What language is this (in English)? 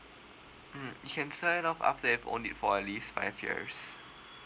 English